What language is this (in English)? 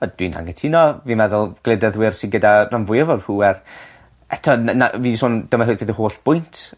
Welsh